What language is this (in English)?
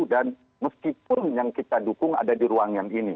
Indonesian